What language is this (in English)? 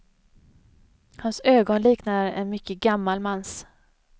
Swedish